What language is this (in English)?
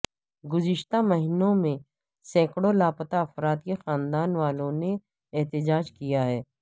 Urdu